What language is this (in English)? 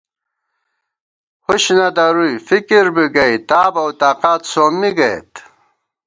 Gawar-Bati